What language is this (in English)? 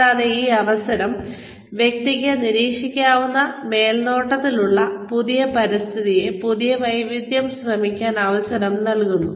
Malayalam